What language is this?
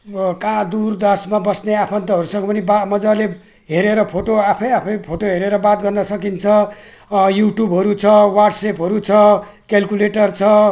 Nepali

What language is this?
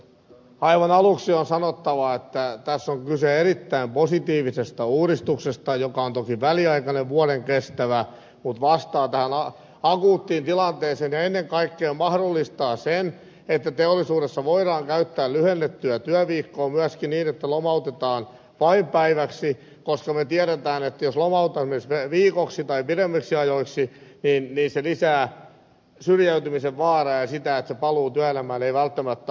Finnish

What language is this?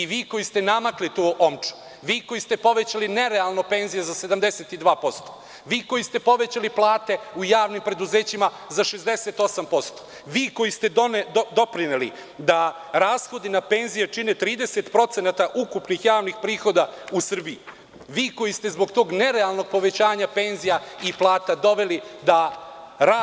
Serbian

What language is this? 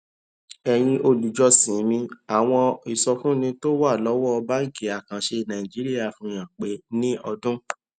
Yoruba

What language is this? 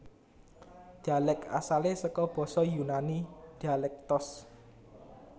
Javanese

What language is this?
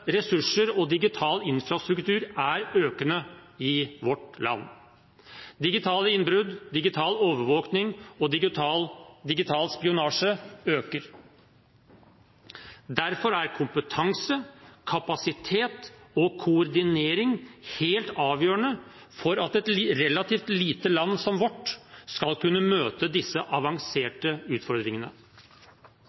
Norwegian Bokmål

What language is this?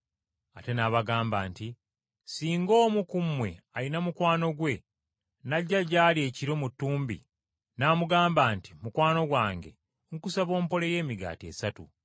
Ganda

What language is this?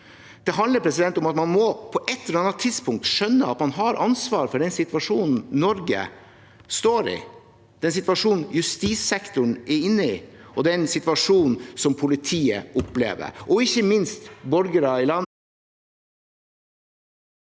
Norwegian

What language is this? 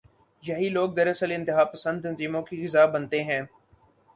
Urdu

